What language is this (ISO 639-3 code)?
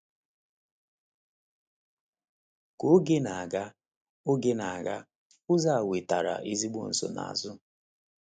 ibo